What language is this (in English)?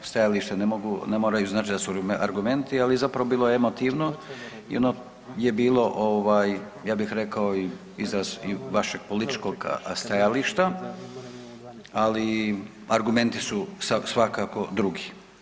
Croatian